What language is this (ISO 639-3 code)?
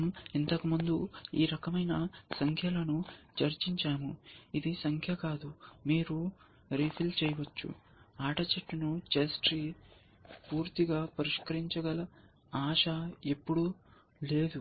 tel